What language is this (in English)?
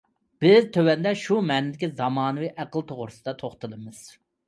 Uyghur